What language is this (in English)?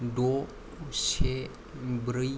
Bodo